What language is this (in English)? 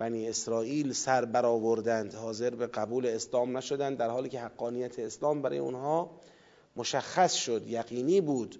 Persian